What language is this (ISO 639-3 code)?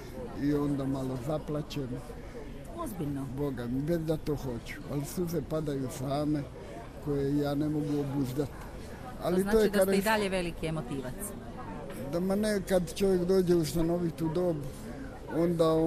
hrv